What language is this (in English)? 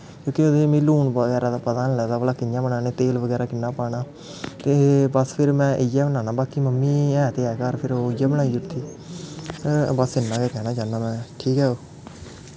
Dogri